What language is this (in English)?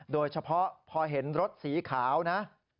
Thai